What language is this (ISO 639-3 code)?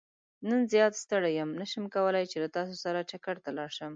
pus